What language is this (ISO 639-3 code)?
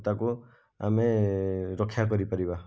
ori